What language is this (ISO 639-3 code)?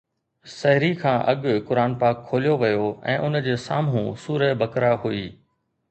snd